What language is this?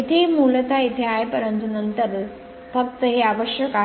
Marathi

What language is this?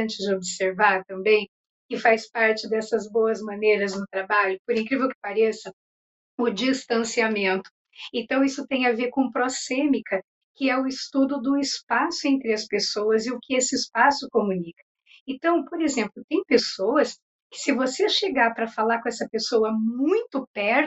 Portuguese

